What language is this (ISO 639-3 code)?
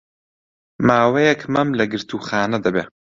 ckb